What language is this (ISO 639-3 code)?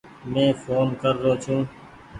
gig